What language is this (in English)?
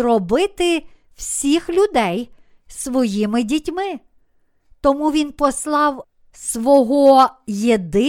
Ukrainian